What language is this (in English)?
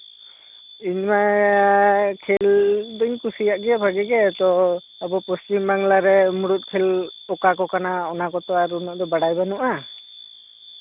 Santali